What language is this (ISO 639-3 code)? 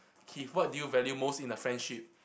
eng